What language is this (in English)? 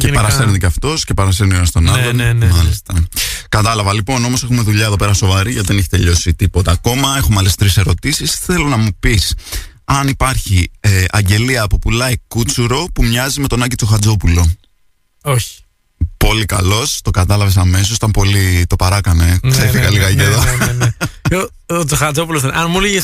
Greek